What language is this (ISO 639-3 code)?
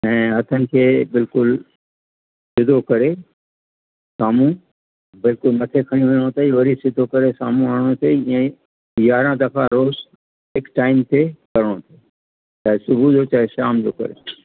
snd